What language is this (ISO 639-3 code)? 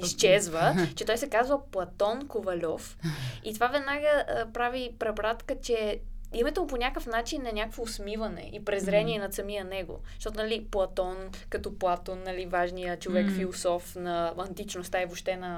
bul